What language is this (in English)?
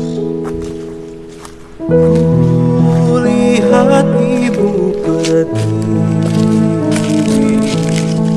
Indonesian